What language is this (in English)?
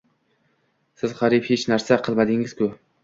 Uzbek